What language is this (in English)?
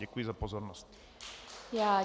Czech